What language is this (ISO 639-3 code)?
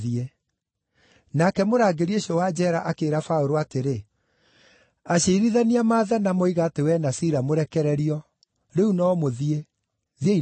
kik